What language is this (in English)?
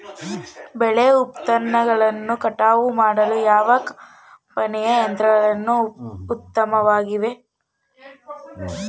Kannada